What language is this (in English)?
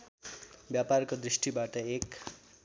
Nepali